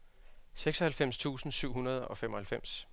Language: Danish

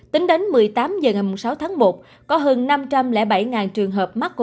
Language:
Vietnamese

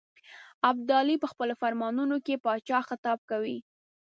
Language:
Pashto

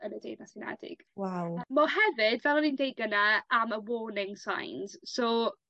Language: Welsh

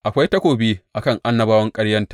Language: Hausa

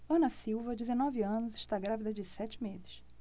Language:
Portuguese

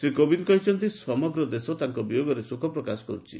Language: Odia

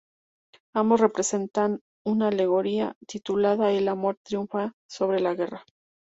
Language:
Spanish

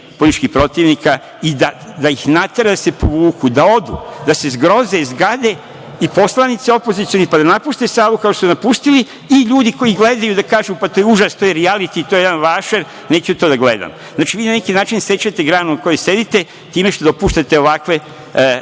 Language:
Serbian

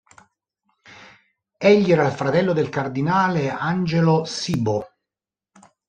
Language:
Italian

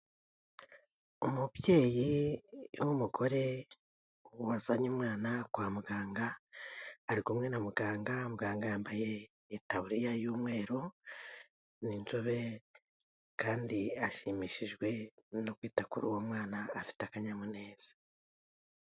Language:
Kinyarwanda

